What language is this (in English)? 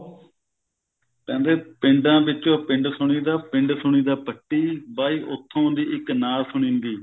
Punjabi